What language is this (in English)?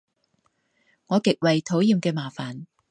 Cantonese